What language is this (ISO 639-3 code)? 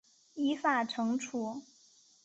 zho